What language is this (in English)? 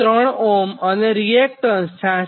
Gujarati